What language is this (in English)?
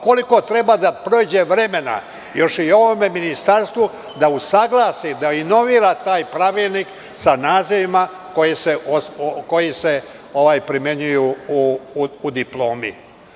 Serbian